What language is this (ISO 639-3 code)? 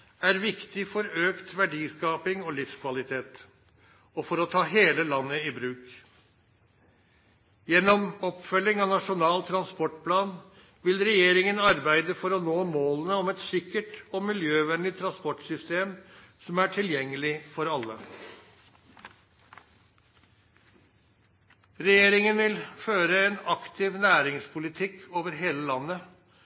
nno